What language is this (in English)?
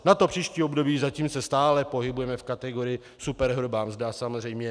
Czech